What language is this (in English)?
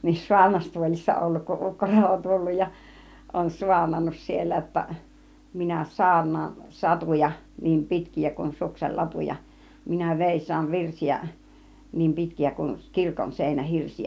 Finnish